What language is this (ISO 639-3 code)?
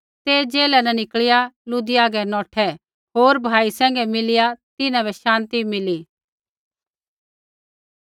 kfx